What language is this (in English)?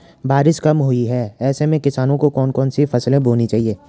Hindi